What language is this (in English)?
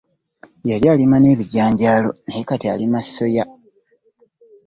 Ganda